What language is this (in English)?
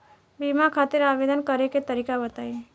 Bhojpuri